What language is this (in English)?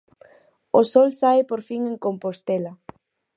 Galician